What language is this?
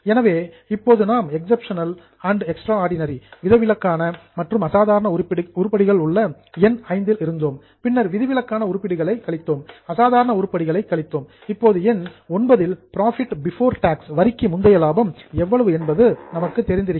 Tamil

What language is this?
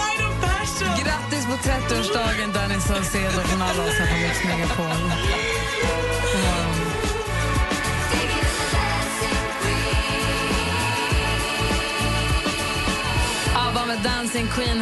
Swedish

